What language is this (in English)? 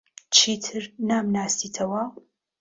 Central Kurdish